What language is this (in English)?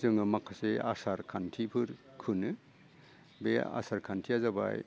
Bodo